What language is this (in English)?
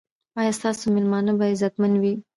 Pashto